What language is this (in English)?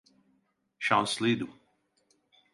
Turkish